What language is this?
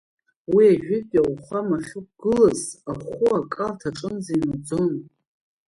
Abkhazian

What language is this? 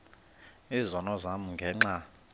Xhosa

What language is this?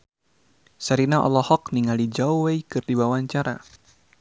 Sundanese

